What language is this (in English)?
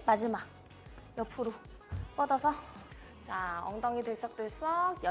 Korean